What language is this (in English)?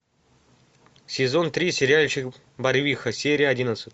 Russian